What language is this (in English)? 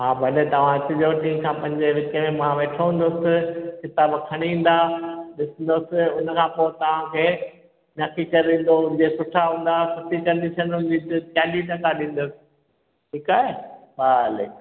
Sindhi